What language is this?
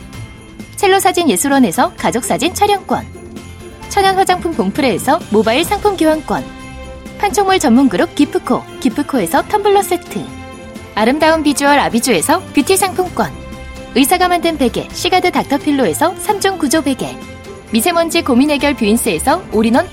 Korean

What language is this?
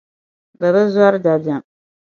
Dagbani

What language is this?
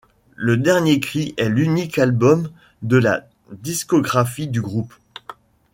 French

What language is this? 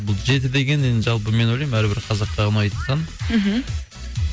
Kazakh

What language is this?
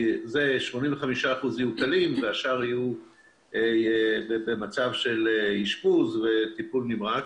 Hebrew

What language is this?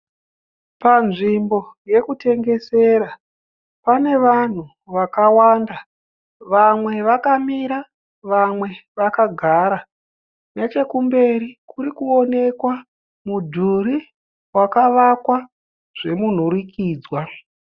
Shona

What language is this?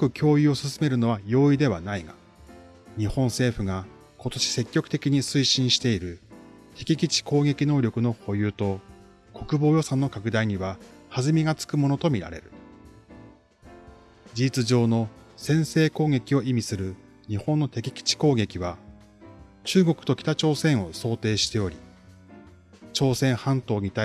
Japanese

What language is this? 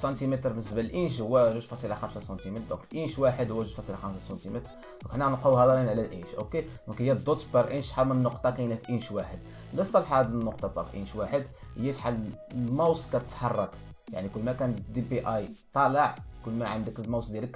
Arabic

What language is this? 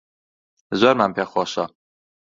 Central Kurdish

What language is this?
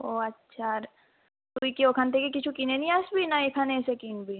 Bangla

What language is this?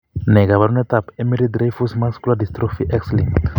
Kalenjin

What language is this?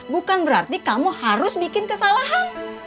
Indonesian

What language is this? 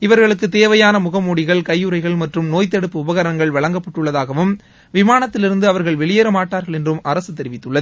Tamil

